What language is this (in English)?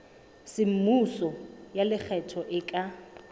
Southern Sotho